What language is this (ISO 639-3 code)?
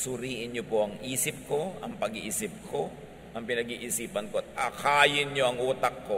fil